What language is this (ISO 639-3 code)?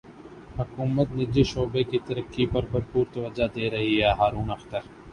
urd